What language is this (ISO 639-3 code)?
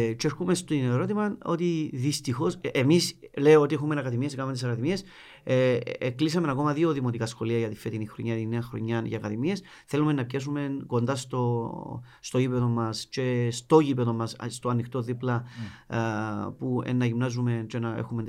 ell